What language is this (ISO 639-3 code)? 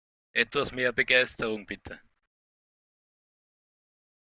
deu